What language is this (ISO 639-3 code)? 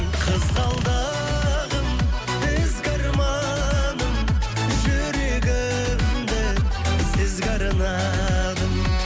kaz